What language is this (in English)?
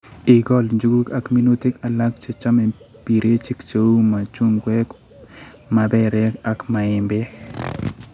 Kalenjin